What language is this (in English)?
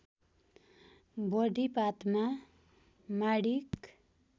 Nepali